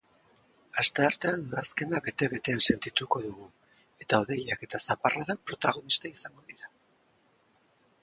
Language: Basque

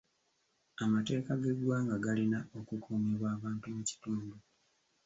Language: Ganda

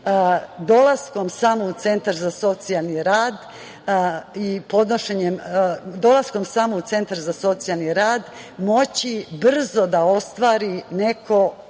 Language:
Serbian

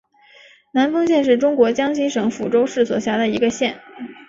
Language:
Chinese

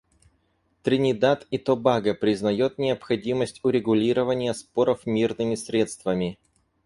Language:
Russian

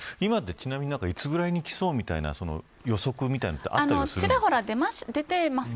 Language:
Japanese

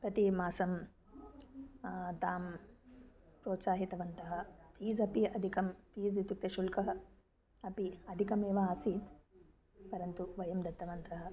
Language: Sanskrit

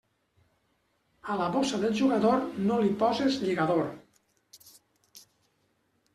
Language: Catalan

